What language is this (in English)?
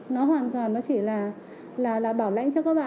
Vietnamese